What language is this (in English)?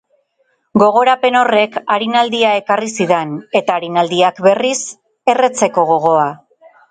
Basque